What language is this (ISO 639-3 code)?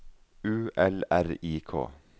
nor